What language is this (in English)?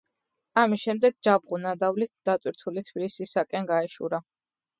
Georgian